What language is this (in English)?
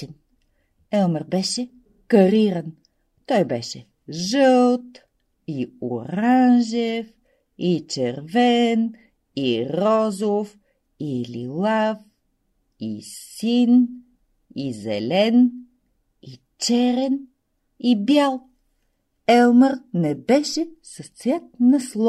Bulgarian